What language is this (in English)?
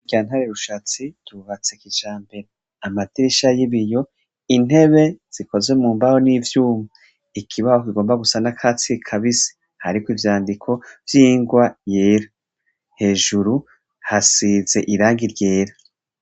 Rundi